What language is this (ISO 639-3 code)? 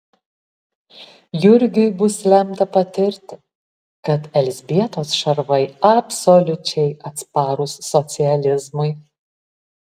lit